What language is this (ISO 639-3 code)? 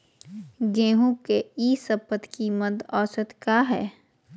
mag